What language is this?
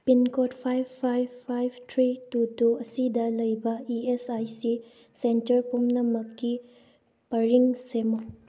Manipuri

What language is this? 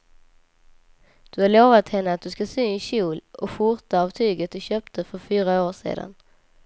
Swedish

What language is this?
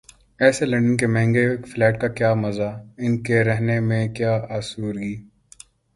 Urdu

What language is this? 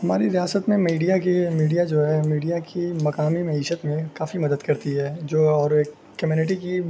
Urdu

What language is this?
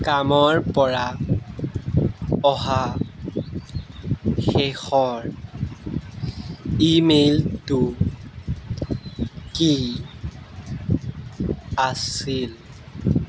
Assamese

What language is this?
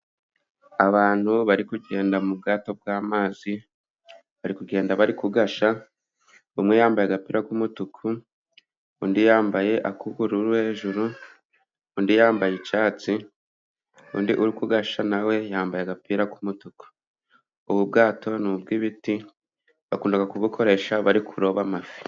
Kinyarwanda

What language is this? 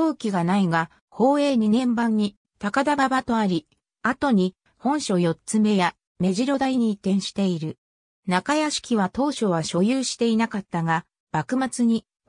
Japanese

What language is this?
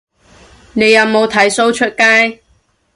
Cantonese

